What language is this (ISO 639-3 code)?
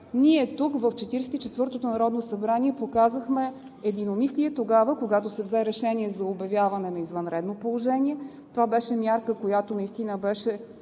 bul